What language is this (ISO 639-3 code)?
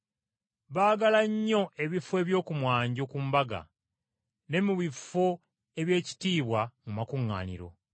lug